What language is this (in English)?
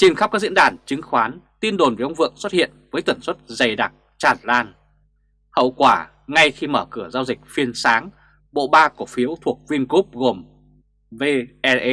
Vietnamese